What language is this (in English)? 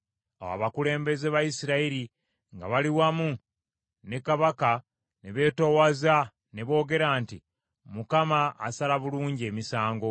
Ganda